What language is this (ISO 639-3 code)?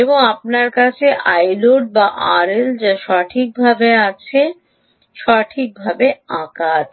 ben